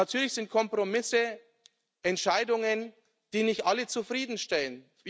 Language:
German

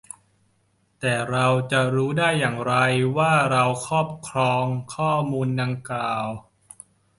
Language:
Thai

